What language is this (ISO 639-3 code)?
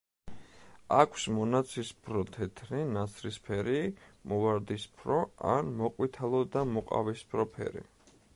kat